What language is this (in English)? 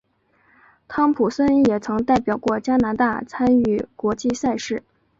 Chinese